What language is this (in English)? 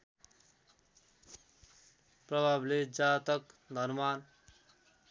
Nepali